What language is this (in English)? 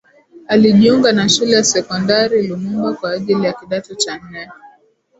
Swahili